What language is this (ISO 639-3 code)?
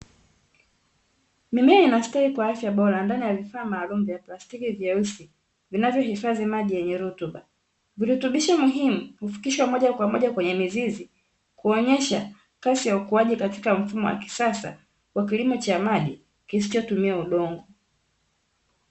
swa